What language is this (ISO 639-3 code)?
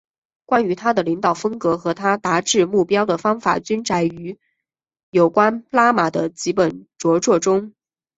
zho